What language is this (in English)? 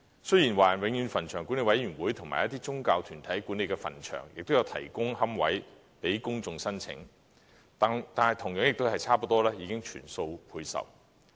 Cantonese